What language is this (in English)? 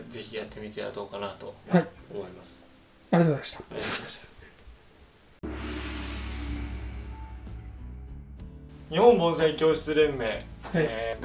Japanese